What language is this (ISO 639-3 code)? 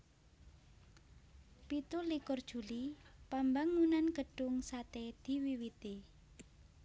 jav